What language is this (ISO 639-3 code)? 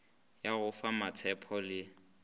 nso